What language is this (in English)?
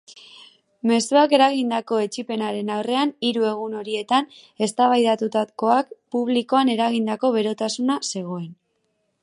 Basque